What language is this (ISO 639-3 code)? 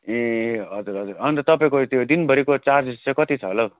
nep